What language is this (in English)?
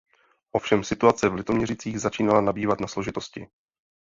Czech